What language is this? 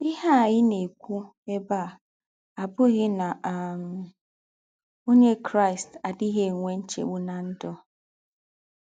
Igbo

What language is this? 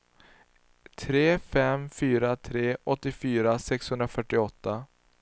Swedish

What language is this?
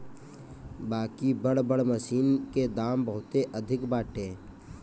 Bhojpuri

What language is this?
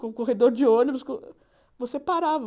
Portuguese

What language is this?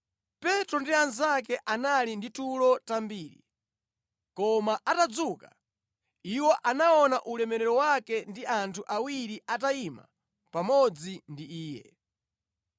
Nyanja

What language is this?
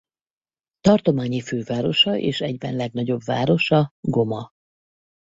Hungarian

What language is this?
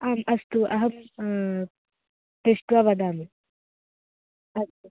Sanskrit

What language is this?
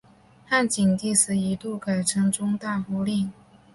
Chinese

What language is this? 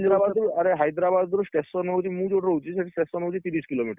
Odia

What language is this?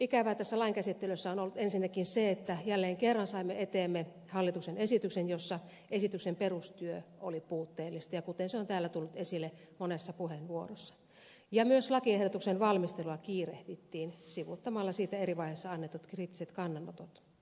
Finnish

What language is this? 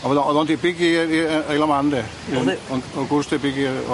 Welsh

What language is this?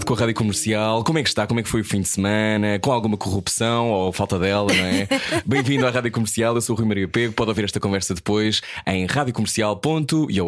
Portuguese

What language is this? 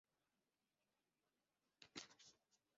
Swahili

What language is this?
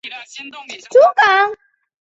Chinese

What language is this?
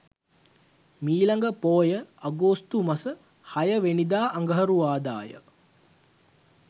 Sinhala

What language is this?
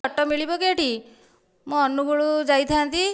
Odia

